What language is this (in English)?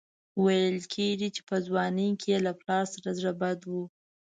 Pashto